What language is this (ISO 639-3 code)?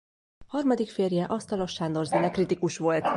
hun